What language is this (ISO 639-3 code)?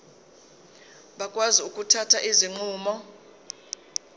zul